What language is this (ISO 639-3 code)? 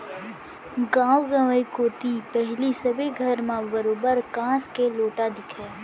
hne